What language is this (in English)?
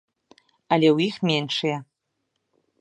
Belarusian